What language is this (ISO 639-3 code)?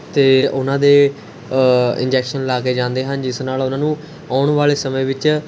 pan